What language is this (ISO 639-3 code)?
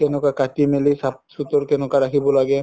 asm